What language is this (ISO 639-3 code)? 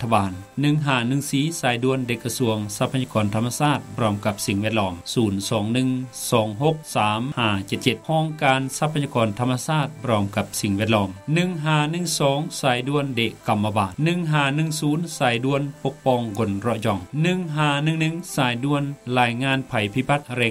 tha